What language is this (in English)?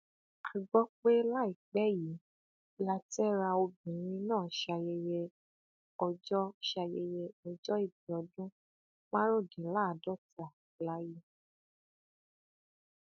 Yoruba